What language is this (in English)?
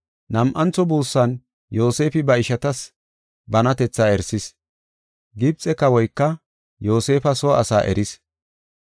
Gofa